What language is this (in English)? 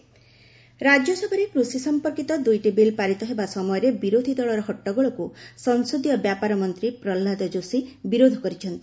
Odia